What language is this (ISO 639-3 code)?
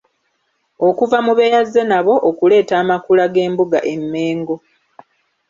lug